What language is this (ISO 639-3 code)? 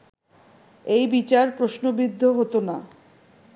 ben